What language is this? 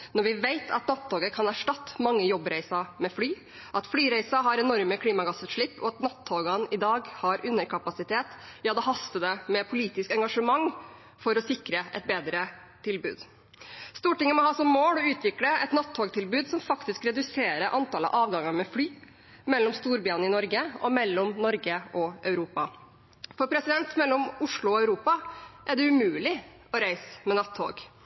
Norwegian Bokmål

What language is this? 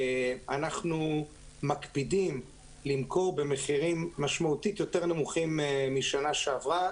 Hebrew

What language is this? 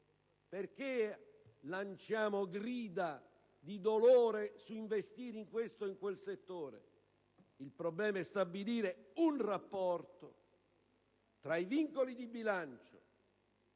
Italian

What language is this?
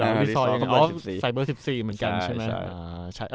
Thai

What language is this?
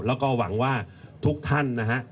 Thai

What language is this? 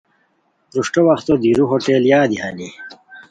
Khowar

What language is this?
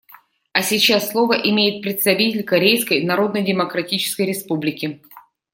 Russian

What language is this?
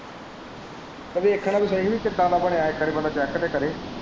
Punjabi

